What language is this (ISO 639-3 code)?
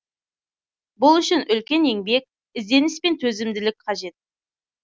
kaz